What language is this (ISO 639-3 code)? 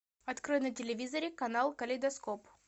rus